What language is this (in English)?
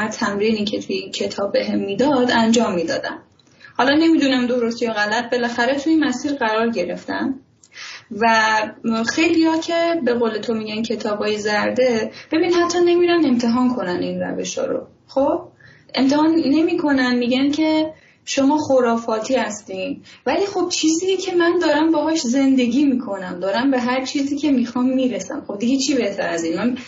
Persian